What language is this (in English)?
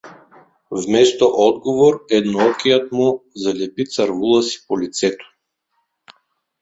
Bulgarian